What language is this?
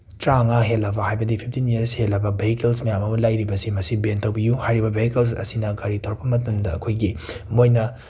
Manipuri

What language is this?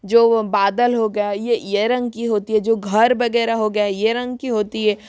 Hindi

